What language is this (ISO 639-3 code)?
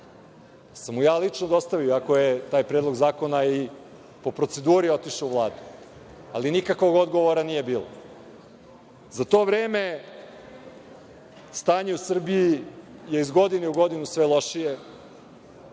srp